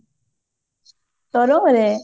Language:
Odia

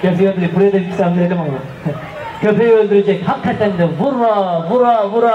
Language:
Turkish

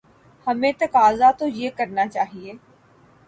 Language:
Urdu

